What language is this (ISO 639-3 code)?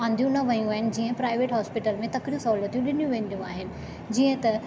snd